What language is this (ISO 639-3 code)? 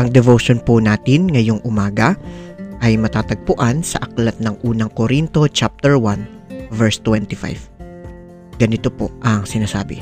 fil